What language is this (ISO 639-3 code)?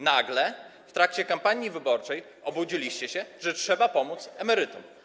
pol